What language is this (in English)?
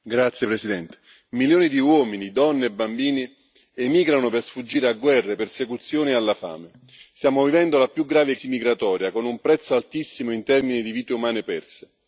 Italian